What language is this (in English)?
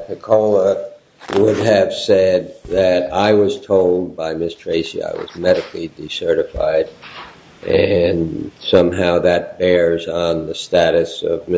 English